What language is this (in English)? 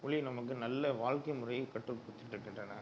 Tamil